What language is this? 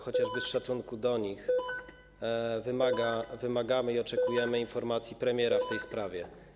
Polish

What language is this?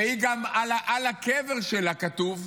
Hebrew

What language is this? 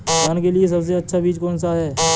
Hindi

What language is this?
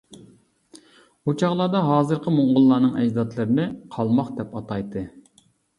Uyghur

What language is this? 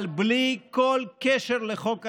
Hebrew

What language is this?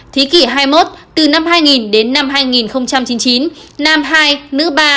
Vietnamese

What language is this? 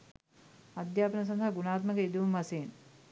Sinhala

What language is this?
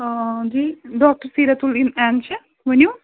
Kashmiri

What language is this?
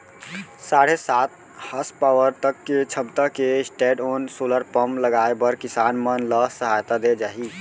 Chhattisgarhi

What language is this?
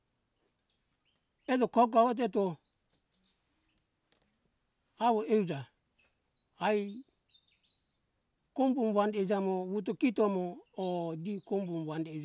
Hunjara-Kaina Ke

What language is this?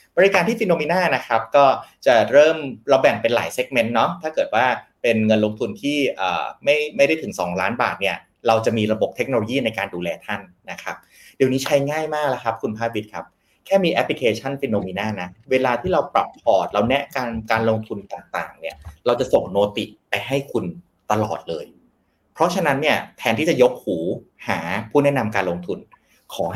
Thai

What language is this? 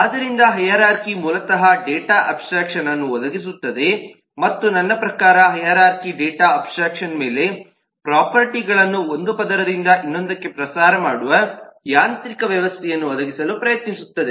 Kannada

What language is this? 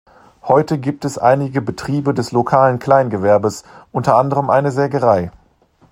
German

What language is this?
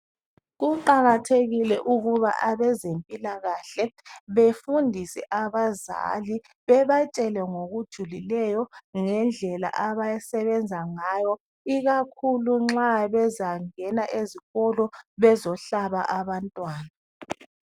North Ndebele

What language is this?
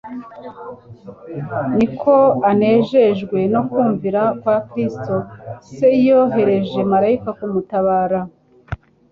Kinyarwanda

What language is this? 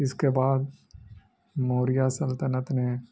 Urdu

